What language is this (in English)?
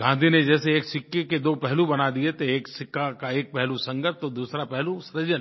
Hindi